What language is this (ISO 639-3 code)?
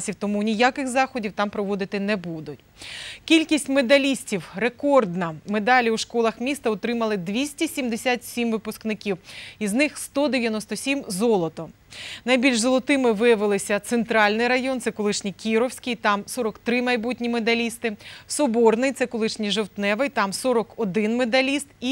rus